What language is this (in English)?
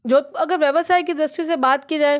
Hindi